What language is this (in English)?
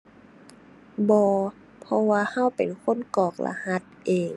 Thai